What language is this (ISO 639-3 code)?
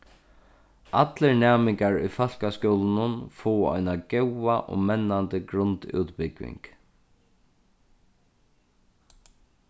fao